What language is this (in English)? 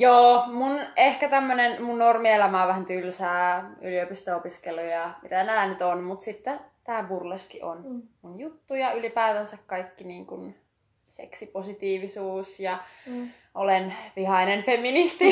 Finnish